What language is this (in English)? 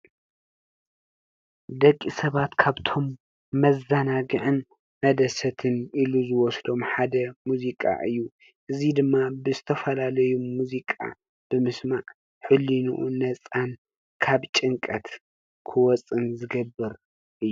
Tigrinya